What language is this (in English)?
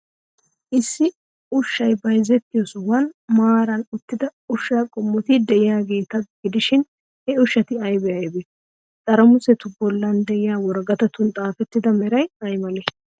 Wolaytta